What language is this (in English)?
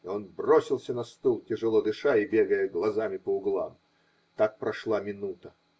Russian